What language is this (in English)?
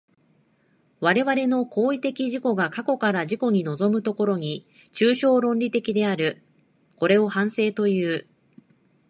Japanese